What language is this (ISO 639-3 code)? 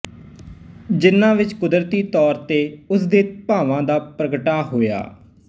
pan